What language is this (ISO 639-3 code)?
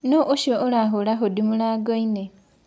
kik